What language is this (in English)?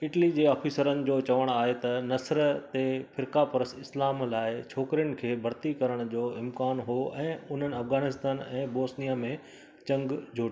Sindhi